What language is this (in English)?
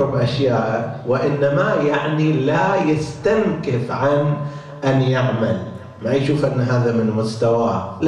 Arabic